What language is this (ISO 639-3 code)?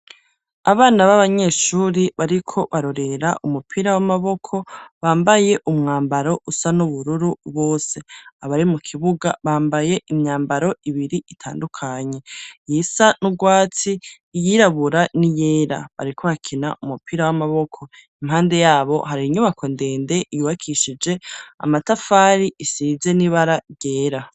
run